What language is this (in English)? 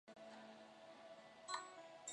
Chinese